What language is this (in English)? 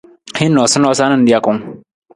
Nawdm